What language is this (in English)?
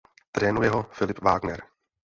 Czech